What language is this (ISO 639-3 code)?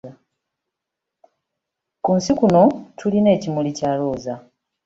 lug